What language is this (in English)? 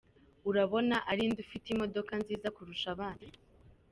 Kinyarwanda